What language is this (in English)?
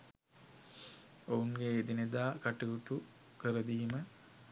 Sinhala